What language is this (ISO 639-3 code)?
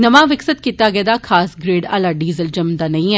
doi